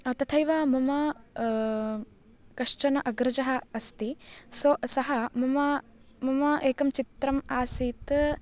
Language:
Sanskrit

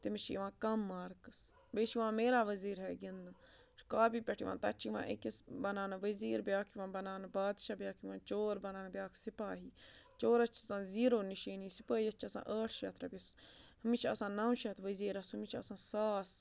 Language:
Kashmiri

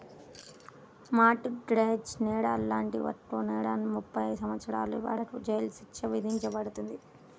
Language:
Telugu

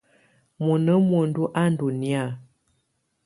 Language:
Tunen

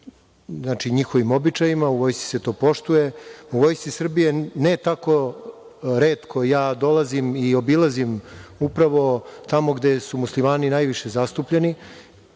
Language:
Serbian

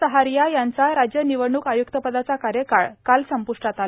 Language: Marathi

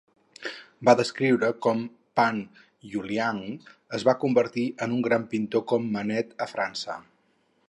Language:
Catalan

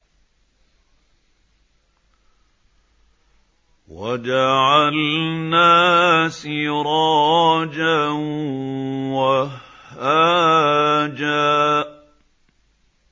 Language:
Arabic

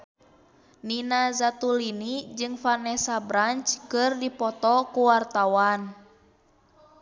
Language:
Sundanese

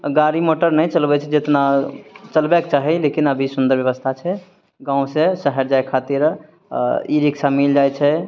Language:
Maithili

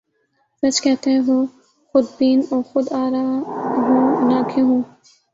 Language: Urdu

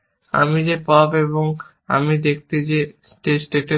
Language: Bangla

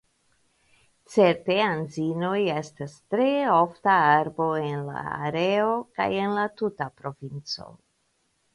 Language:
Esperanto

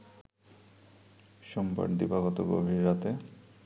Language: Bangla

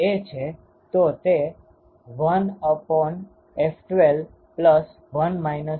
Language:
Gujarati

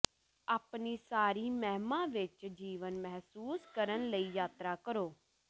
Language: Punjabi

